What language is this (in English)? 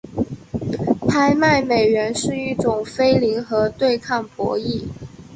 Chinese